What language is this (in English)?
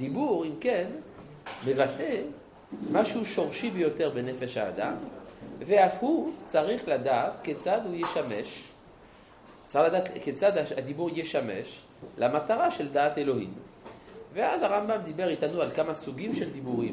Hebrew